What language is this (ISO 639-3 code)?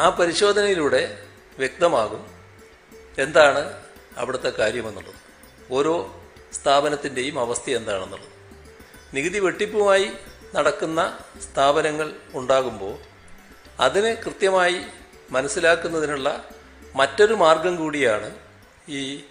mal